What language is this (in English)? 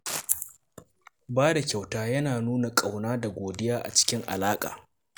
Hausa